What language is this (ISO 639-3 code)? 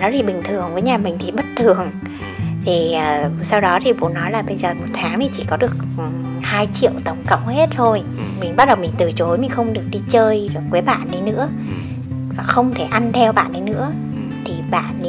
vie